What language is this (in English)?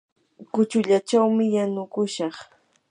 Yanahuanca Pasco Quechua